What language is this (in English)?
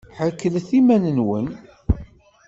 Kabyle